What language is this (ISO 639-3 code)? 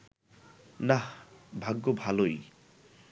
ben